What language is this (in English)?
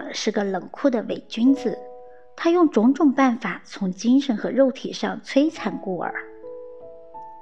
Chinese